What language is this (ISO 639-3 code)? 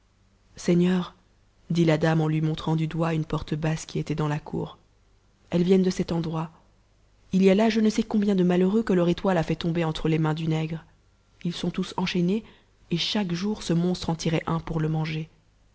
fra